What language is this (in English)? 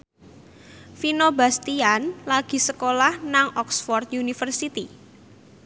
Javanese